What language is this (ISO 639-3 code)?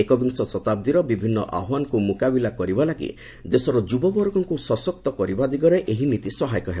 ori